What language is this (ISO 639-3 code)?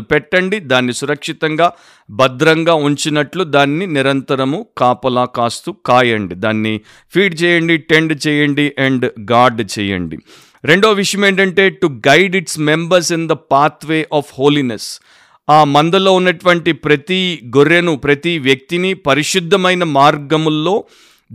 tel